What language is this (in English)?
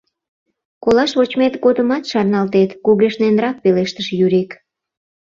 Mari